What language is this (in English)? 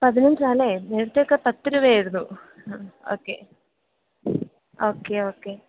Malayalam